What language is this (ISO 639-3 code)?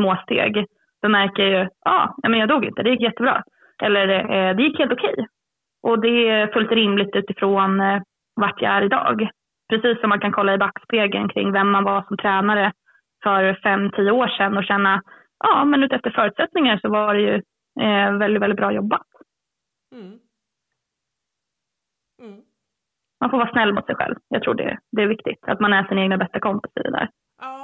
swe